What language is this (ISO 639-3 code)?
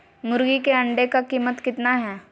mag